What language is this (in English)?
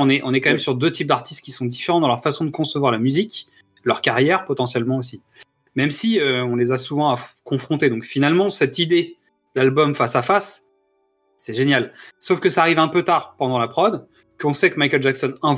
French